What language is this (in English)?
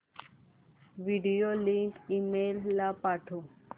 Marathi